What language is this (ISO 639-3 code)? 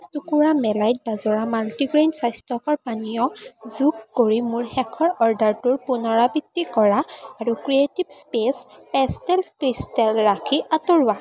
asm